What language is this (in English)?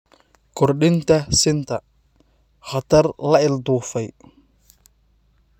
Somali